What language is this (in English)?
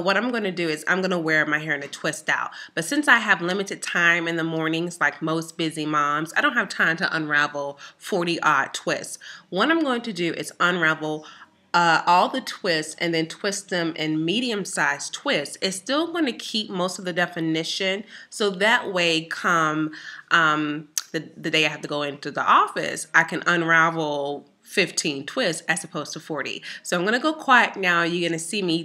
English